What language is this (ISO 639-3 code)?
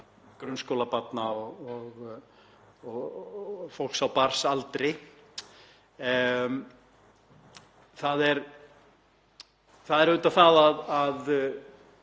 isl